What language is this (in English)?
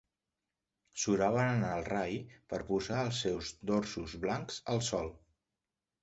Catalan